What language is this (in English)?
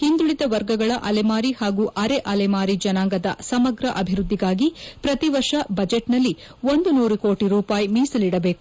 Kannada